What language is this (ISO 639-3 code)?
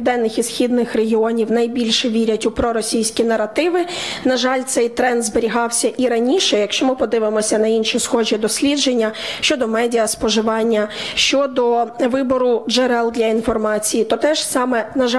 ukr